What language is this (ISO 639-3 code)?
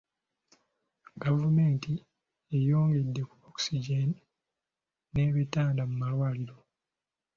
lug